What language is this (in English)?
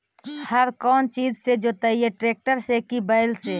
Magahi